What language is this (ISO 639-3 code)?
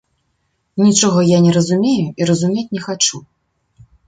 bel